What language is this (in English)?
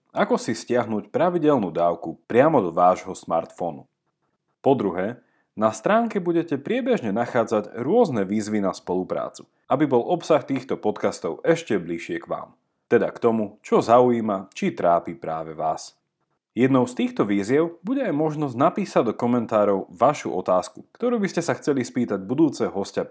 Slovak